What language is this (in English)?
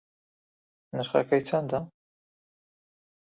Central Kurdish